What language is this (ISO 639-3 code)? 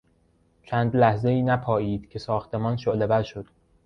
fas